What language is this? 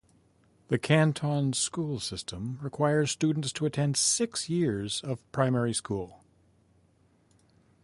English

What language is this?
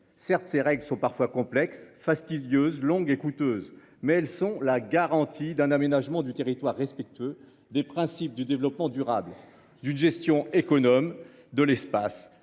French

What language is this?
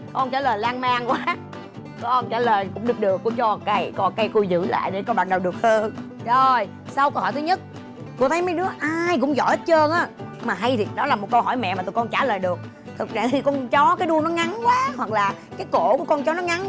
Vietnamese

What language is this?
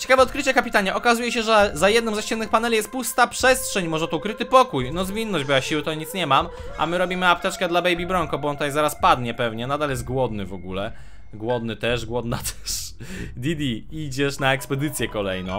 Polish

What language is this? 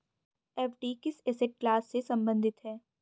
Hindi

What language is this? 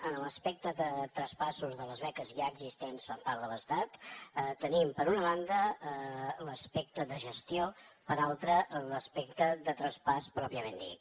Catalan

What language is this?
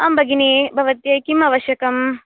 Sanskrit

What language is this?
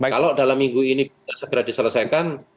Indonesian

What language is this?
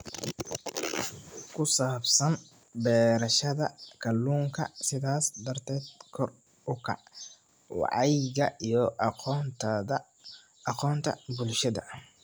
Somali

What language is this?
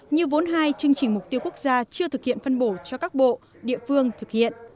Vietnamese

